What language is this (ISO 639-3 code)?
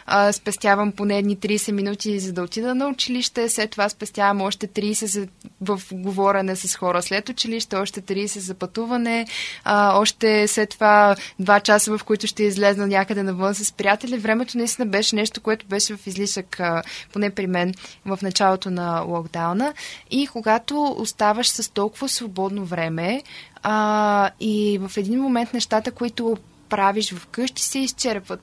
bul